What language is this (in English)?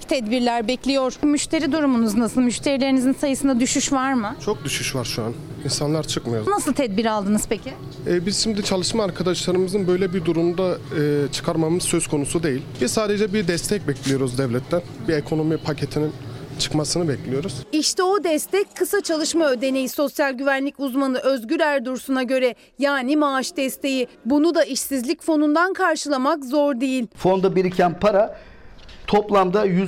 Turkish